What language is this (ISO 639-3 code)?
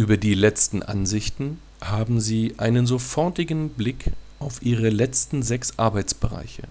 deu